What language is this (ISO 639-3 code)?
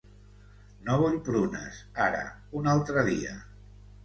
cat